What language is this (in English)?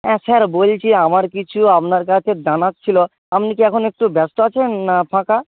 Bangla